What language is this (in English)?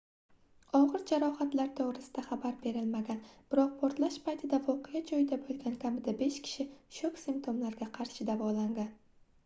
Uzbek